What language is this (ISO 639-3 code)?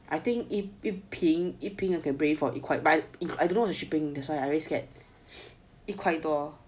eng